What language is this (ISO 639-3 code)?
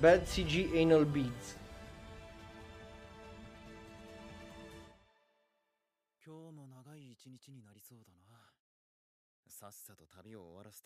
ron